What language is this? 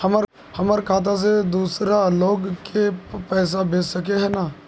Magahi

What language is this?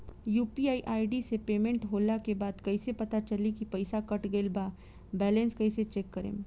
Bhojpuri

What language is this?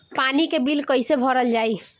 Bhojpuri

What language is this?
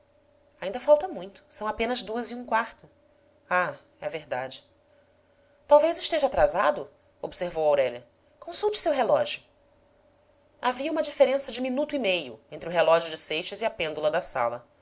Portuguese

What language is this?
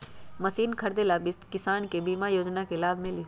Magahi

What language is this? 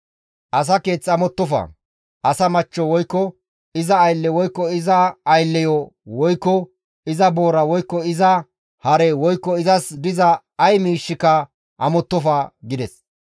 Gamo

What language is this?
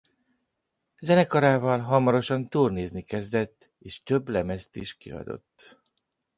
Hungarian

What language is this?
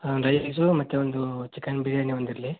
Kannada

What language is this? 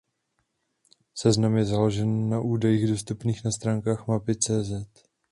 Czech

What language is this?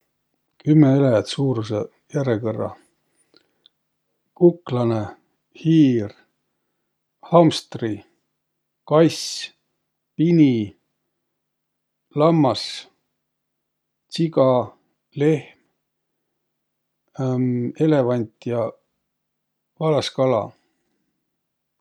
Võro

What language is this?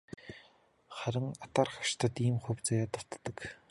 Mongolian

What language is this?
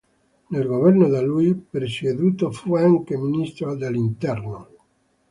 Italian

